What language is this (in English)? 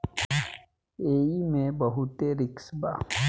Bhojpuri